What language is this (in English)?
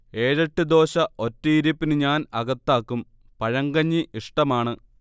Malayalam